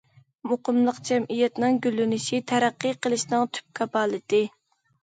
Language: Uyghur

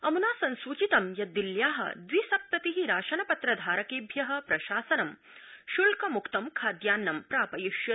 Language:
Sanskrit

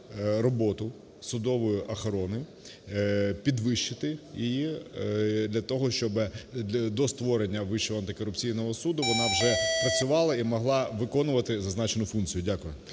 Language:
Ukrainian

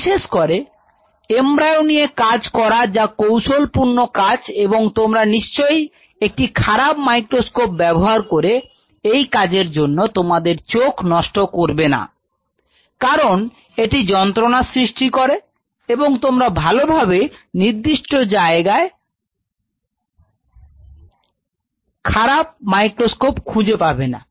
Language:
Bangla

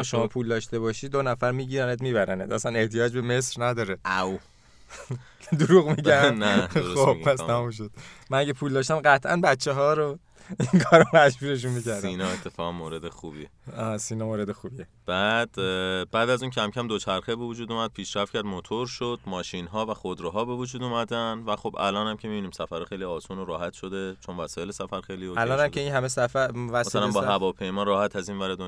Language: Persian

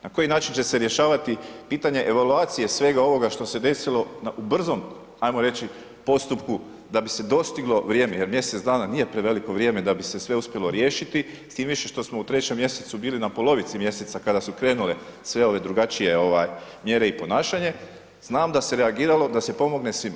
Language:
Croatian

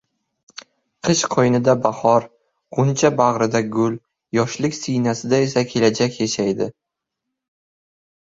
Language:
Uzbek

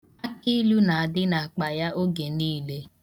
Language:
Igbo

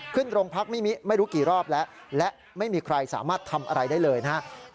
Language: Thai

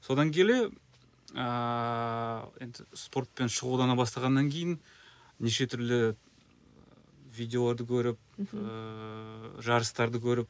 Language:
Kazakh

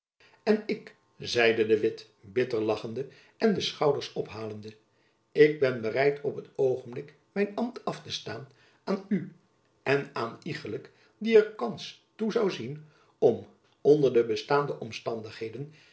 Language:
Dutch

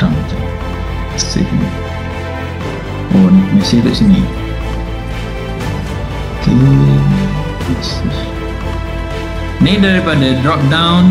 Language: Malay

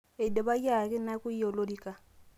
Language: Masai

